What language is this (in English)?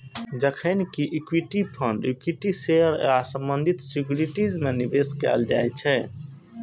Maithili